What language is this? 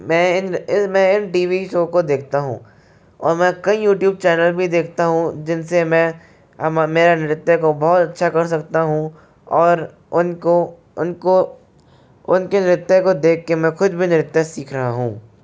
Hindi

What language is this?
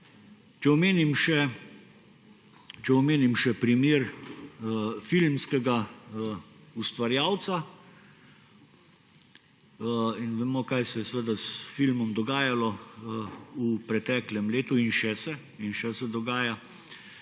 Slovenian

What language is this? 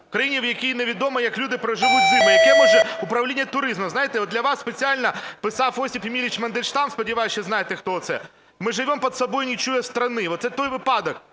Ukrainian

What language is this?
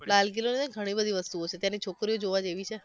Gujarati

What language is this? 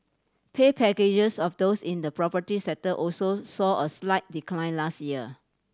English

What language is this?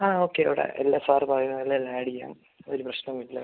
Malayalam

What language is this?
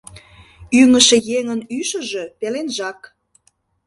Mari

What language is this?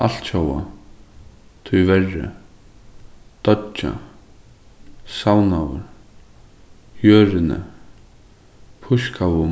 Faroese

